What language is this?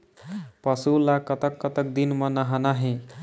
Chhattisgarhi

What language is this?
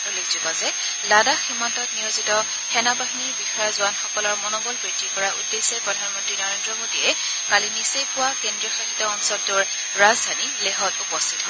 Assamese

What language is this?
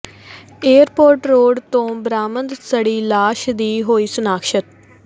Punjabi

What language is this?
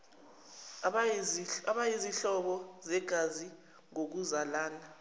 Zulu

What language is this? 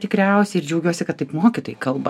Lithuanian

